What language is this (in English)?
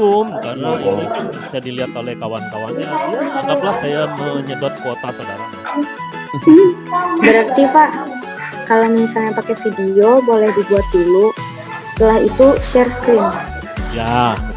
Indonesian